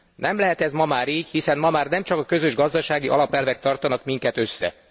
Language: Hungarian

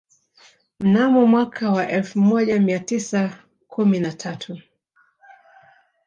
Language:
Swahili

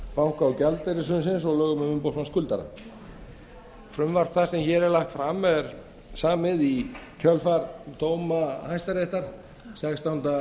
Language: Icelandic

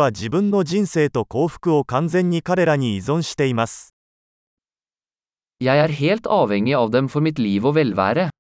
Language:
Japanese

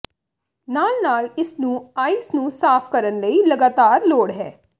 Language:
Punjabi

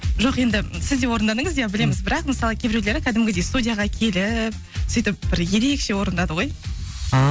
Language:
Kazakh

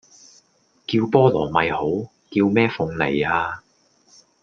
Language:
Cantonese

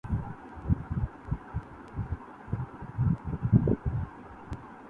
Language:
Urdu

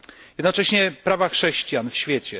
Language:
Polish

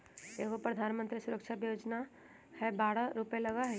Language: Magahi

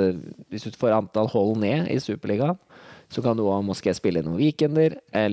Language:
Danish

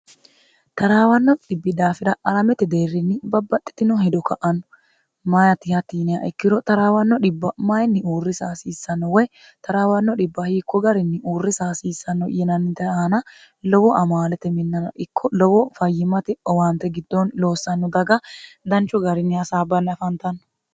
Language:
Sidamo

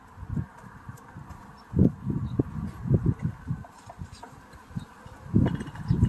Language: Korean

